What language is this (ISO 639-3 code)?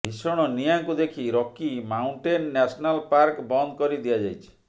ori